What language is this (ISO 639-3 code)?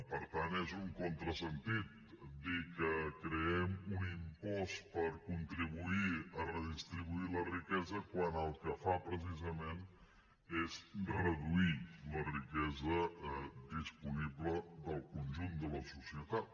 cat